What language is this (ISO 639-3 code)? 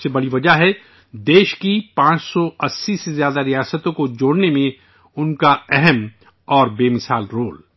urd